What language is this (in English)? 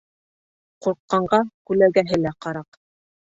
Bashkir